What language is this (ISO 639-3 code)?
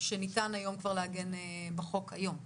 heb